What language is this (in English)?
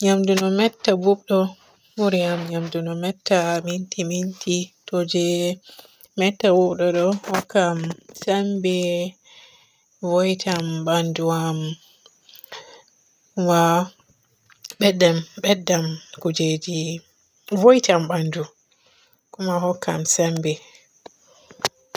Borgu Fulfulde